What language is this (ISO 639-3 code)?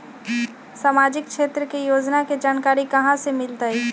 mag